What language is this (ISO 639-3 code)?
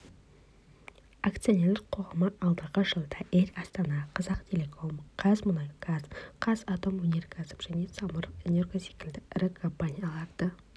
kaz